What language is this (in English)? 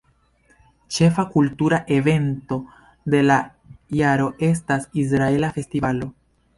Esperanto